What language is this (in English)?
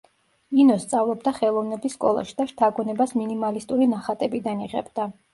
Georgian